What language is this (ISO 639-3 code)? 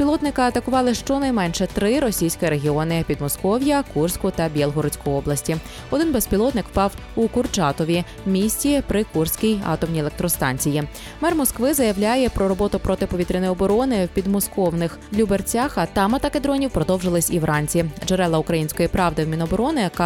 ukr